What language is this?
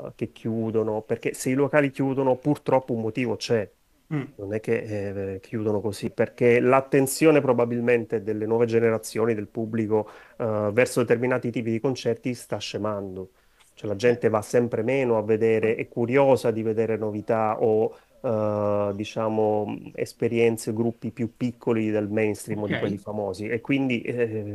Italian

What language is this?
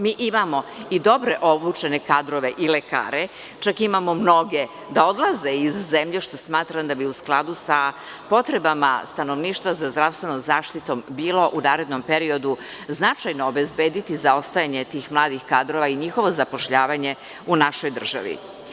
Serbian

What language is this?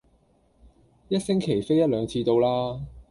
Cantonese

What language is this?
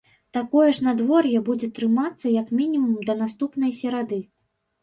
Belarusian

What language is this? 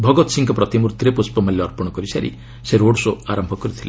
Odia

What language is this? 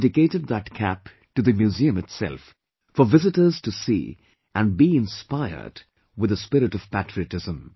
English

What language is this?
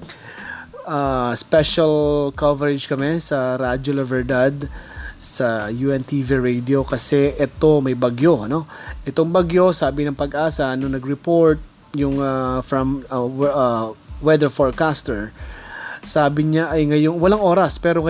Filipino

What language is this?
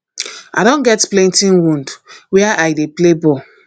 Nigerian Pidgin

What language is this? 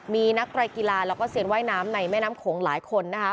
Thai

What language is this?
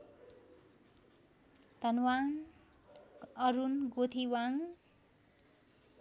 Nepali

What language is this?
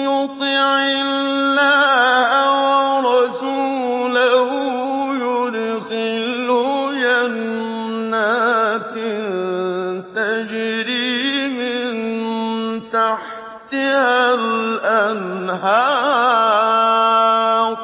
Arabic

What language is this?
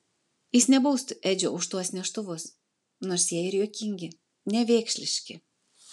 Lithuanian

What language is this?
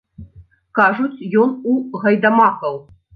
Belarusian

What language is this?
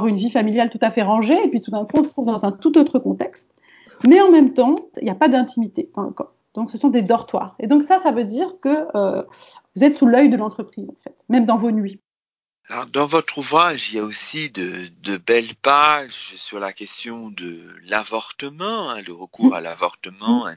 French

